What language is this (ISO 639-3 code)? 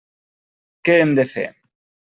cat